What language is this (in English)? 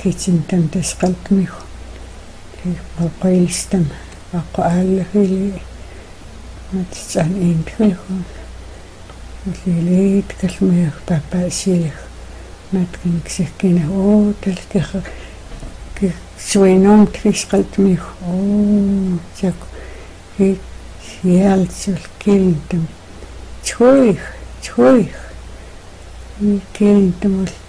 Russian